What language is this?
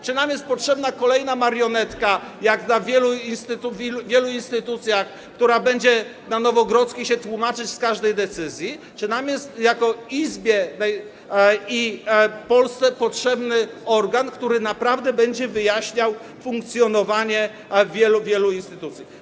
Polish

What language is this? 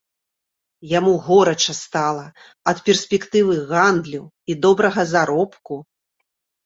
Belarusian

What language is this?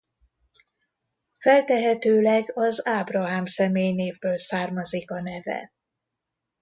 Hungarian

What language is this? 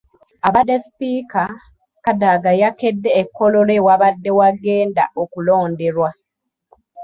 Ganda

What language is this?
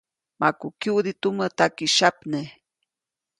Copainalá Zoque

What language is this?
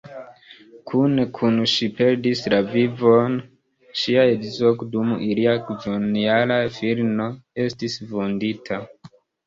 Esperanto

